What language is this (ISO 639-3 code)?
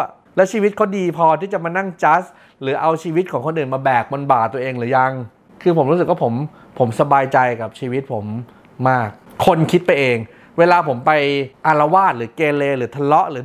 tha